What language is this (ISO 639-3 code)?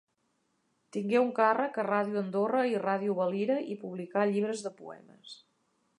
cat